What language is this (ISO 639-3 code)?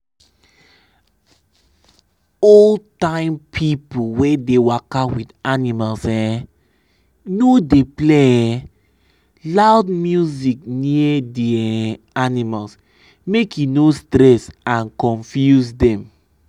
pcm